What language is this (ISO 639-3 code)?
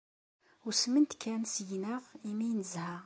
kab